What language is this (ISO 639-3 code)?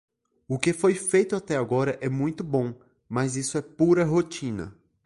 por